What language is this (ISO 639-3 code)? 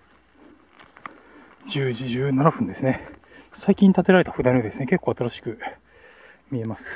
jpn